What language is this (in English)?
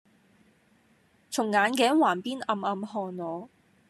Cantonese